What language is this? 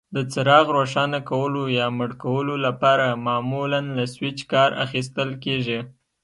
Pashto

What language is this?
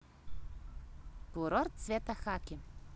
Russian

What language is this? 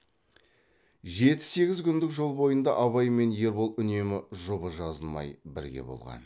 Kazakh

